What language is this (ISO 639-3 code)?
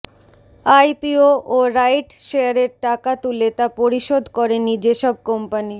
ben